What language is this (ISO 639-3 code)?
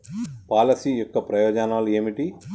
tel